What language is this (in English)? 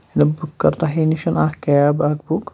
Kashmiri